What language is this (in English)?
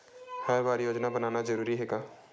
Chhattisgarhi